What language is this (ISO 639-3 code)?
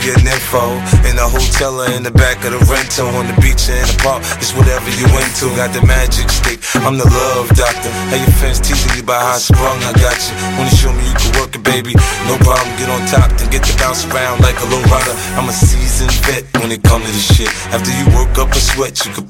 ita